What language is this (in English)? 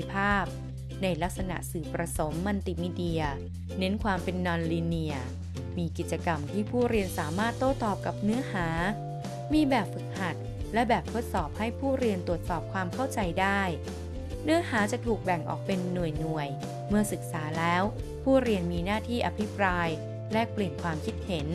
Thai